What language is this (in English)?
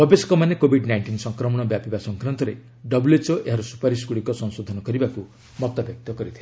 Odia